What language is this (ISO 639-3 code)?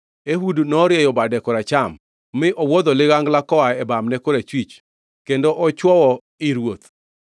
luo